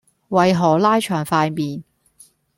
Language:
Cantonese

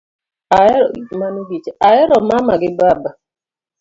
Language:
Luo (Kenya and Tanzania)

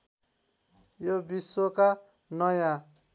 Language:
Nepali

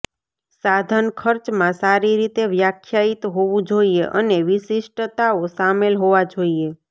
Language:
Gujarati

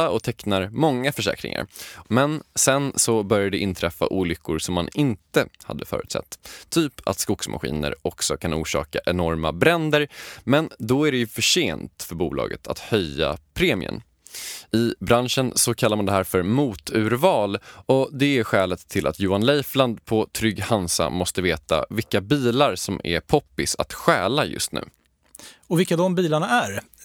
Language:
Swedish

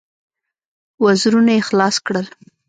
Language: Pashto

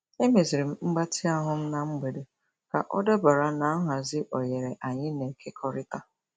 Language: Igbo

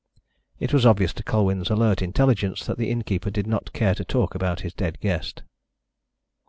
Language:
English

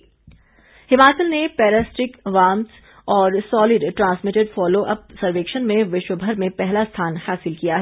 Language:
Hindi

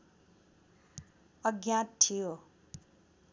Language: Nepali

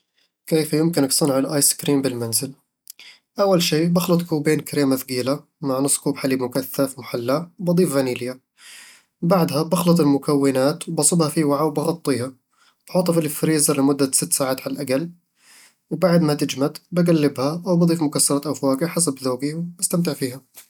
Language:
Eastern Egyptian Bedawi Arabic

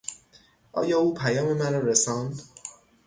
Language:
Persian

